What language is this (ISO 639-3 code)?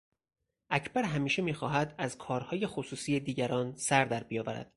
fas